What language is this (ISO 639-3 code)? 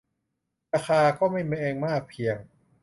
tha